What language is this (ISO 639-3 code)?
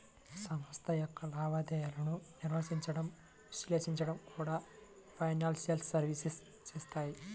tel